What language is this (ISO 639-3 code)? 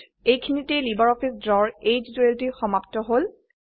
asm